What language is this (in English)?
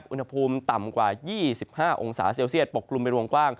Thai